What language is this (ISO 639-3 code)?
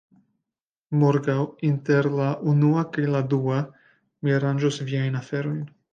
epo